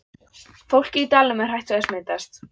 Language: Icelandic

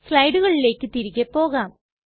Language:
Malayalam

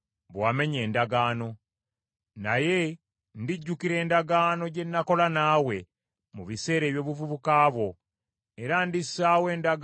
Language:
Ganda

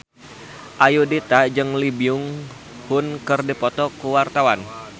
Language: Sundanese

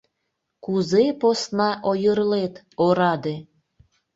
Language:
Mari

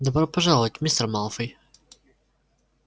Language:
Russian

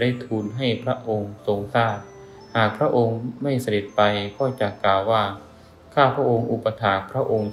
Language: Thai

